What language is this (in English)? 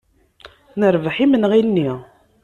Kabyle